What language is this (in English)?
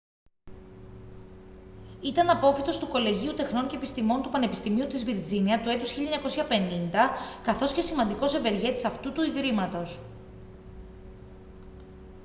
Greek